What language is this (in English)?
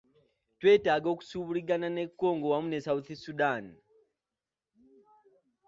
Ganda